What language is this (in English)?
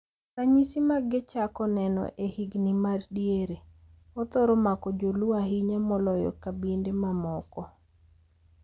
Luo (Kenya and Tanzania)